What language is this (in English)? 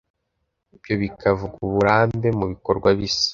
Kinyarwanda